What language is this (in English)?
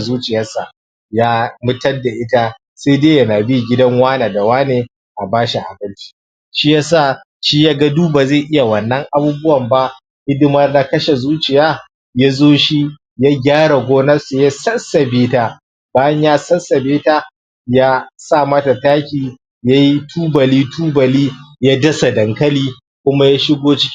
Hausa